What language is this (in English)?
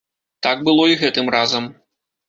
Belarusian